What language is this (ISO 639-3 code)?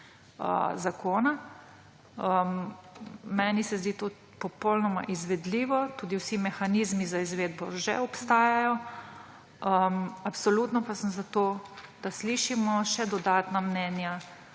slv